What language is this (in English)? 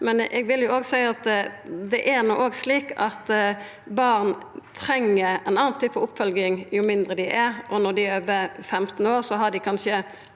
Norwegian